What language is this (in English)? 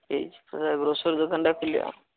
Odia